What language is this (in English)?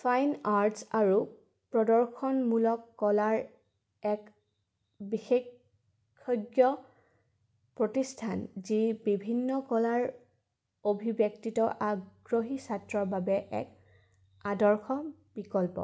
Assamese